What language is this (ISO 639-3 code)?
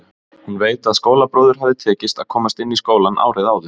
isl